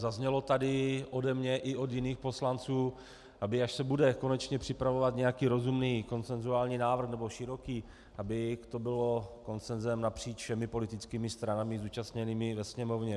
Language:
Czech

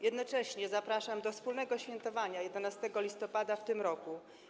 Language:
Polish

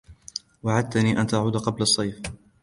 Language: Arabic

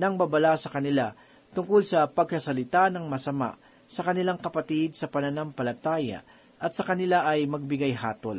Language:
Filipino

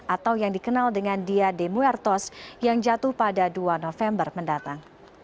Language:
Indonesian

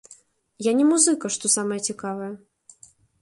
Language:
Belarusian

